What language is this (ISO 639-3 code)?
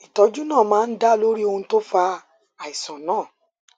yor